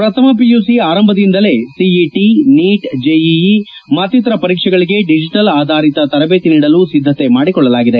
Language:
Kannada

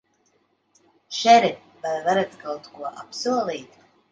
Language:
Latvian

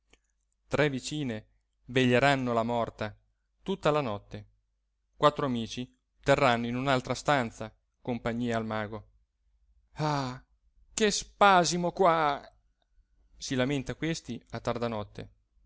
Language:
Italian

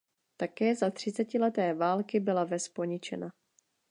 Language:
Czech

